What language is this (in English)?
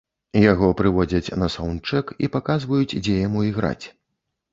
Belarusian